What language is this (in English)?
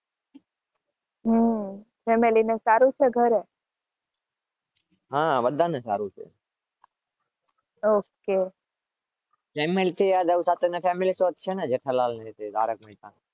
Gujarati